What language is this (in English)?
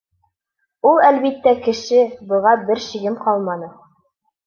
Bashkir